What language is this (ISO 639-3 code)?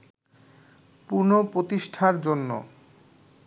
ben